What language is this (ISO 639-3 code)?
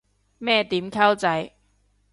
yue